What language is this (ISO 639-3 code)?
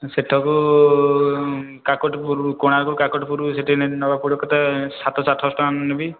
ori